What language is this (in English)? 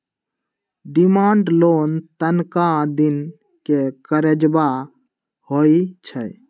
Magahi